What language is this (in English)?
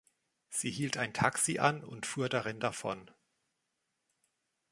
German